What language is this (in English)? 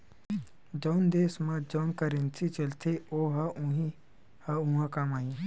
Chhattisgarhi